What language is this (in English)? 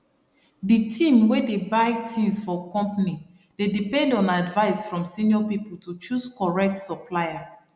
Nigerian Pidgin